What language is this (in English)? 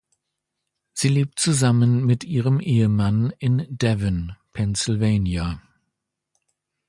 German